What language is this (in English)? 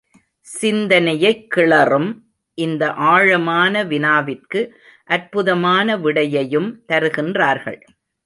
Tamil